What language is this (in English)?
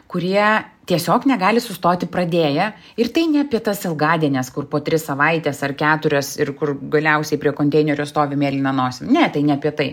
Lithuanian